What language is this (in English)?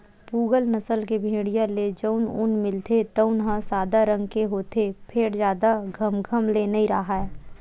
Chhattisgarhi